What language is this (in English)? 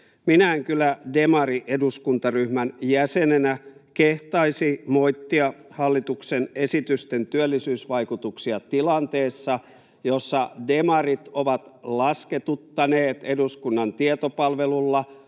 Finnish